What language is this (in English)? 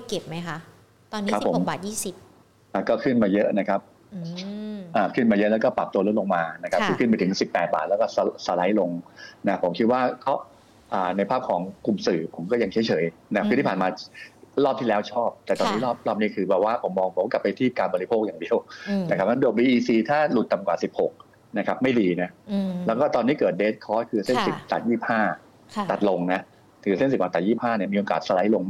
Thai